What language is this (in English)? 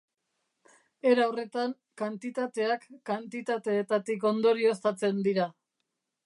Basque